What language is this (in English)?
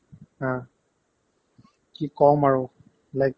Assamese